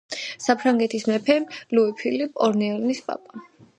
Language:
Georgian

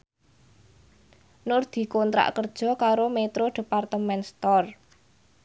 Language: Javanese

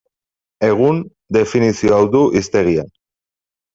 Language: Basque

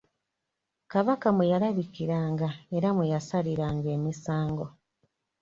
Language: Ganda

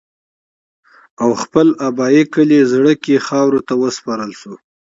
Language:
Pashto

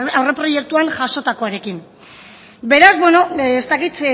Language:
Basque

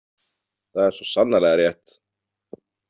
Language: Icelandic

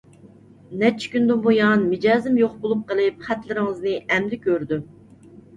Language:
Uyghur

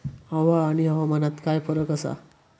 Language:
Marathi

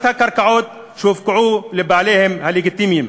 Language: Hebrew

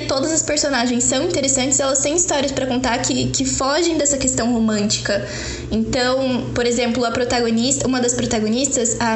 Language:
Portuguese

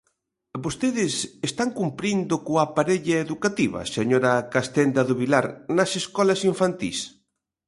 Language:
Galician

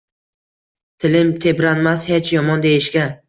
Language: Uzbek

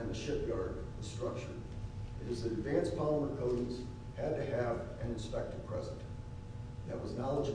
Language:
English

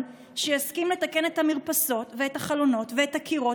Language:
Hebrew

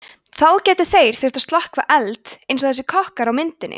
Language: Icelandic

